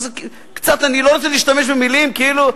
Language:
Hebrew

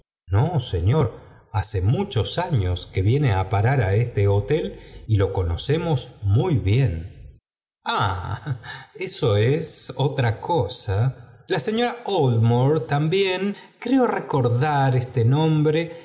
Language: Spanish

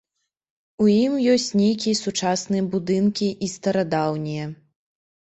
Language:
Belarusian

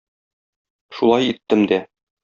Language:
Tatar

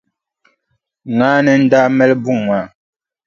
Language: Dagbani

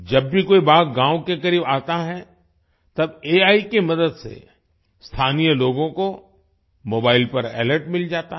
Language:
Hindi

